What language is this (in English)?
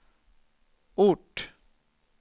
Swedish